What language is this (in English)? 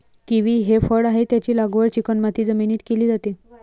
Marathi